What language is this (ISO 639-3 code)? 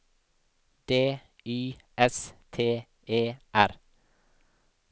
nor